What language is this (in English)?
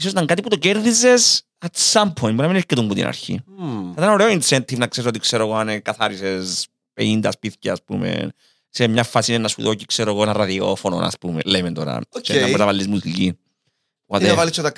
Greek